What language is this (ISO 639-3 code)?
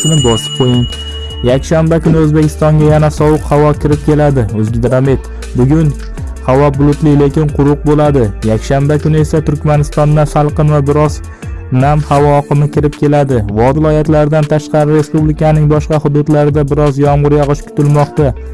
tur